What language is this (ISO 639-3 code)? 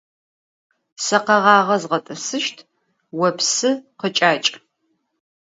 ady